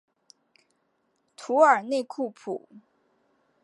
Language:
Chinese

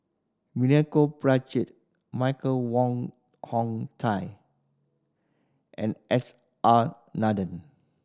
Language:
English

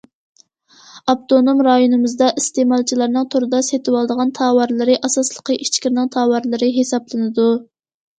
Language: Uyghur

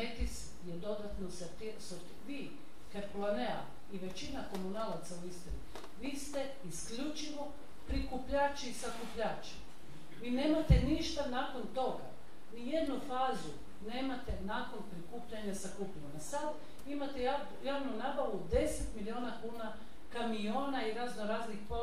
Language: Croatian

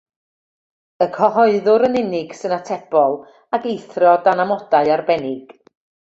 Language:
Welsh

